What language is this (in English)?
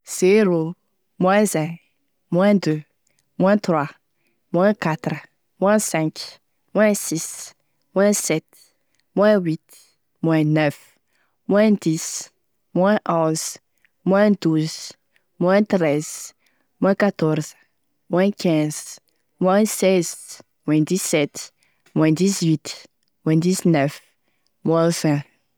Tesaka Malagasy